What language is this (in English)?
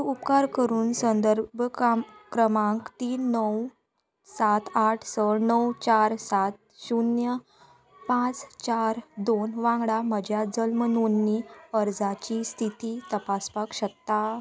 Konkani